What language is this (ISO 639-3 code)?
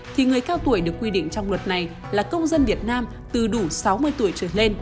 vie